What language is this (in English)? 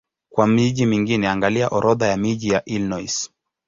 Swahili